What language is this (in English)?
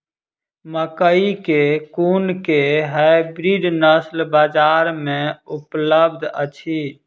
Maithili